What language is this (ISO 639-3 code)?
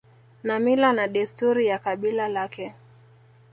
swa